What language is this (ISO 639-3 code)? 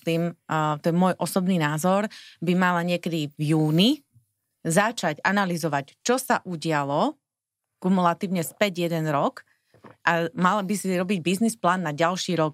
slk